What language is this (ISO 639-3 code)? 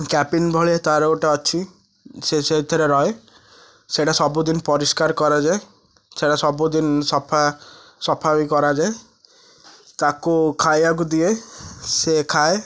ori